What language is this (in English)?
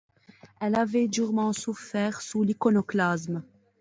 French